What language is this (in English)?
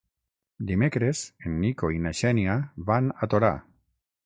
Catalan